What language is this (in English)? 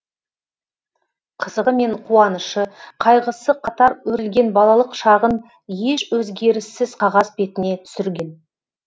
Kazakh